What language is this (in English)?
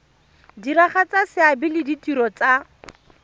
Tswana